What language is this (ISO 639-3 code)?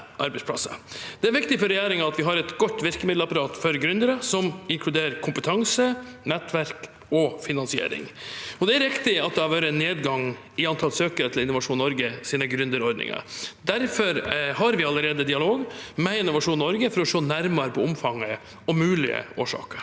nor